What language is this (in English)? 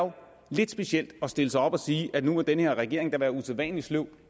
Danish